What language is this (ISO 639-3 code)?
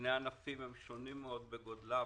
heb